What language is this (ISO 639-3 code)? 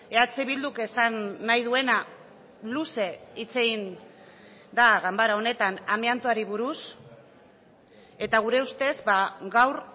eus